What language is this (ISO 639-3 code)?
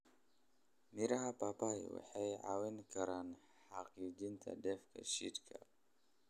som